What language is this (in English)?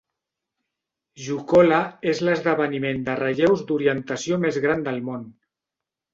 Catalan